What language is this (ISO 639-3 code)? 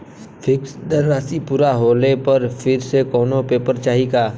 bho